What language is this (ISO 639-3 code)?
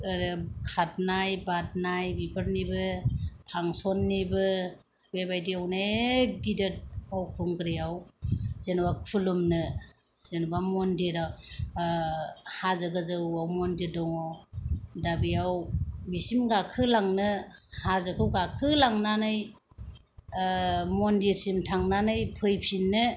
brx